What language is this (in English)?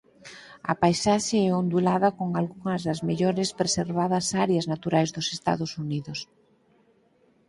Galician